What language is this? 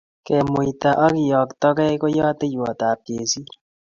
Kalenjin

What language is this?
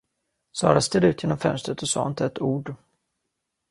Swedish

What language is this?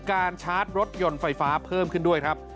Thai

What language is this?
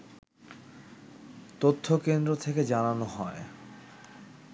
Bangla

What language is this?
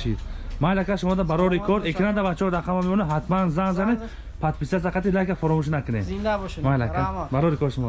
Turkish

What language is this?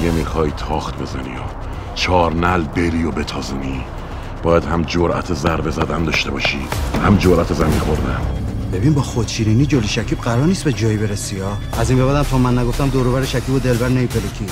Persian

